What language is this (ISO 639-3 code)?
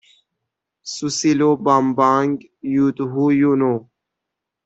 fas